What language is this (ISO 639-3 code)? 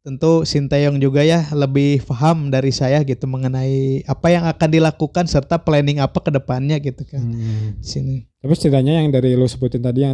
ind